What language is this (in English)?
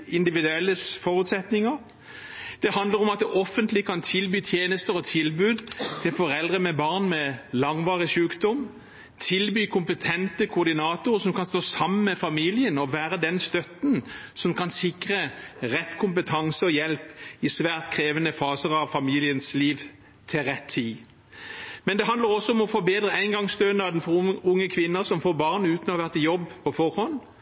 Norwegian Bokmål